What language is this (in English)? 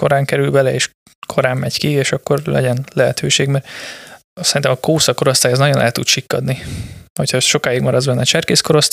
Hungarian